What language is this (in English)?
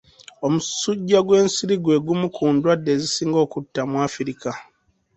Ganda